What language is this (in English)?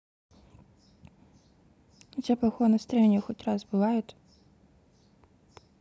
Russian